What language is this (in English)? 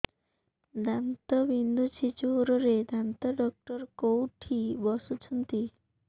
Odia